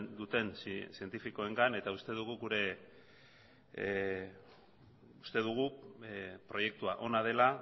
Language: Basque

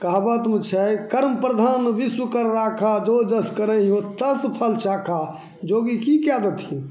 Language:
Maithili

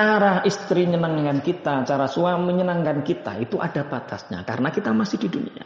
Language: Indonesian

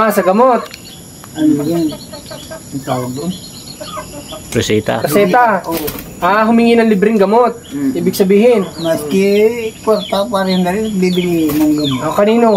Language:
Filipino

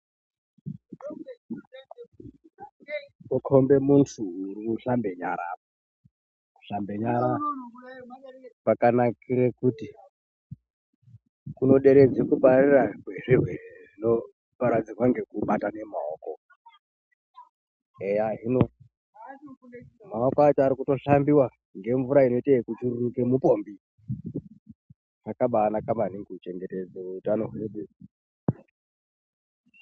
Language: Ndau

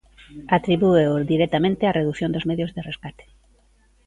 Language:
Galician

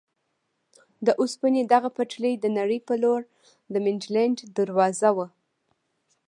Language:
Pashto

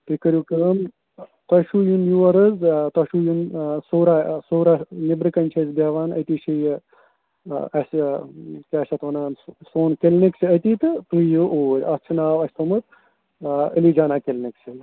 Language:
Kashmiri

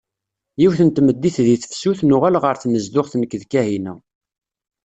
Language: Kabyle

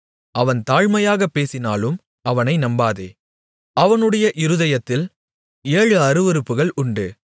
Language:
Tamil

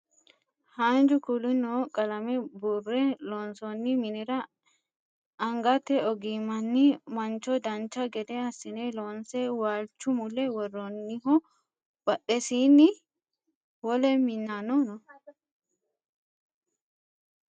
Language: Sidamo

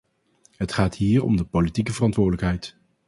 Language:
Dutch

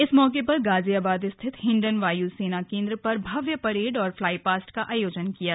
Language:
Hindi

